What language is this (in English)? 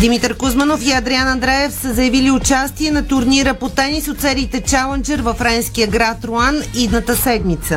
Bulgarian